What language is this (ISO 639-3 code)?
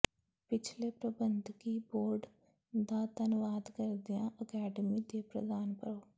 pan